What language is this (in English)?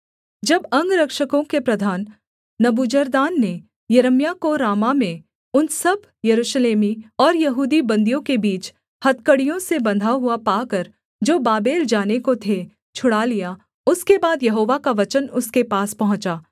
Hindi